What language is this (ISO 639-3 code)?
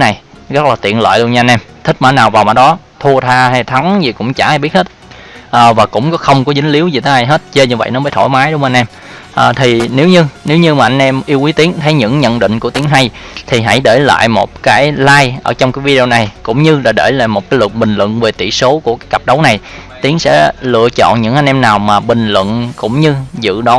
vie